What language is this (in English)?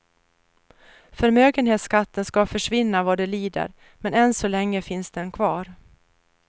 Swedish